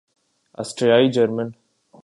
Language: Urdu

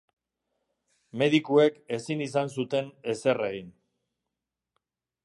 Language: Basque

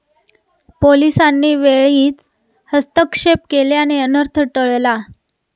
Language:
Marathi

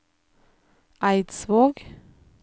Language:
Norwegian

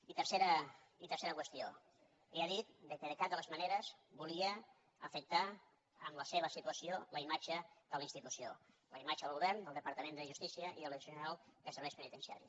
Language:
Catalan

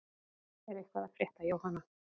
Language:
Icelandic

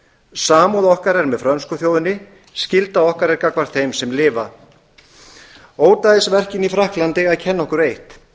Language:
Icelandic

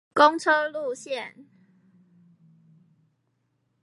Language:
Chinese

